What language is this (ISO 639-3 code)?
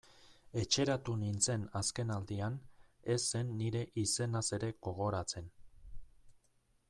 eus